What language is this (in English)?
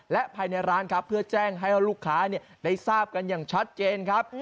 Thai